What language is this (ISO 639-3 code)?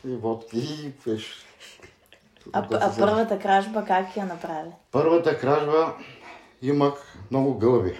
bul